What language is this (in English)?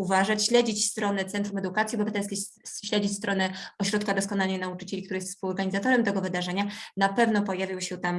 Polish